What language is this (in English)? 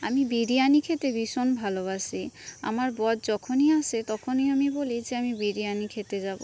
Bangla